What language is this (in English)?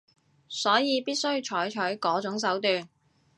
Cantonese